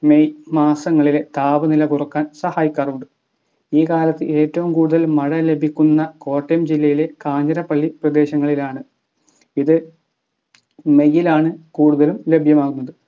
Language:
Malayalam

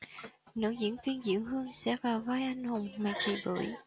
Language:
Vietnamese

